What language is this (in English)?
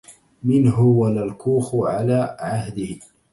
Arabic